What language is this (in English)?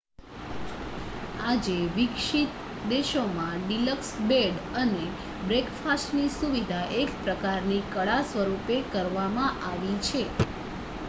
Gujarati